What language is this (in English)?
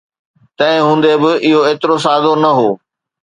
Sindhi